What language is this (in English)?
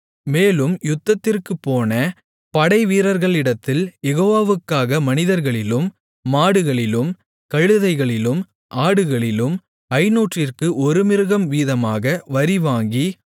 Tamil